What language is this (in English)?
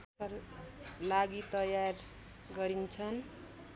Nepali